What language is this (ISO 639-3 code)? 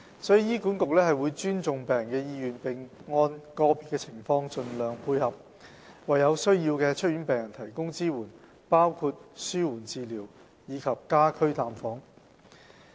yue